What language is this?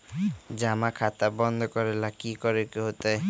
Magahi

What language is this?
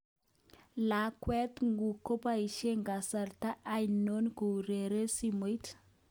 Kalenjin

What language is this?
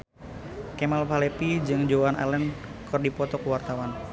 Sundanese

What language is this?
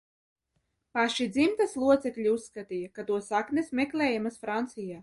Latvian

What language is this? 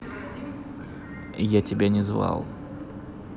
Russian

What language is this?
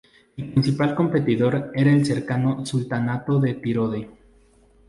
Spanish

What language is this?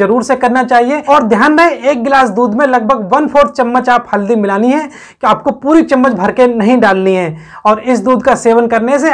Hindi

